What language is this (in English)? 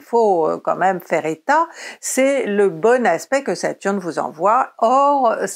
French